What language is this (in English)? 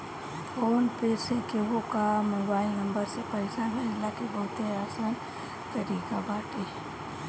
Bhojpuri